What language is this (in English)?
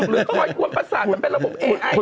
Thai